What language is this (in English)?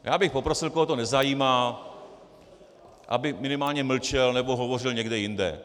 Czech